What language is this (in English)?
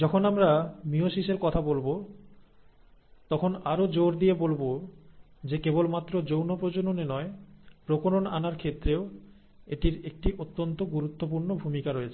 Bangla